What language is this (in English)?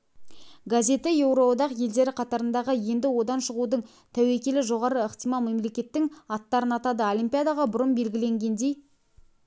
Kazakh